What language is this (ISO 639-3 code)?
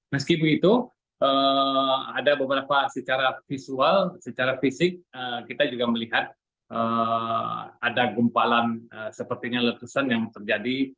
ind